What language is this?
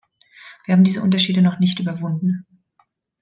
German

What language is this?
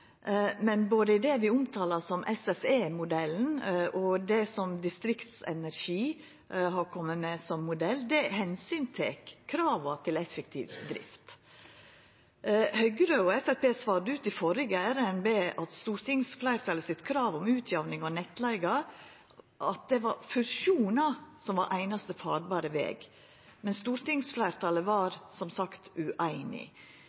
Norwegian Nynorsk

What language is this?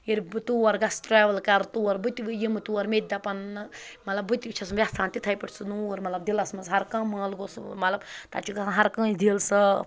Kashmiri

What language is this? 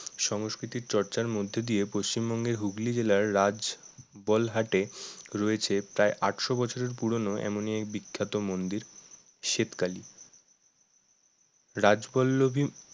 Bangla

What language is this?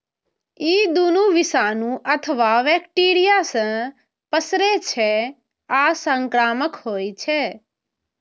Maithili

